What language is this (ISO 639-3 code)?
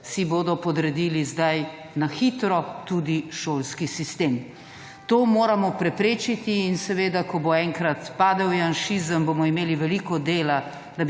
slv